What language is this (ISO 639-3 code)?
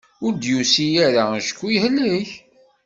kab